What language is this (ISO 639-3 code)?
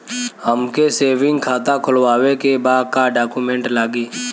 bho